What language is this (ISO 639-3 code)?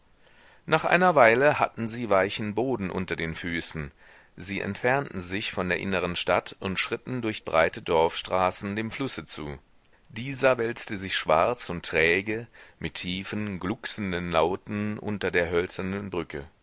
deu